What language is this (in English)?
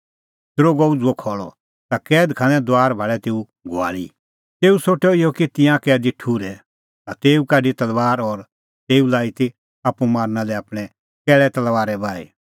Kullu Pahari